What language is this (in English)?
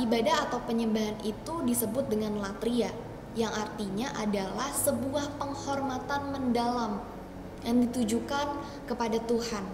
Indonesian